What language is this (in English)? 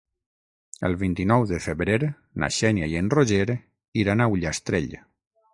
Catalan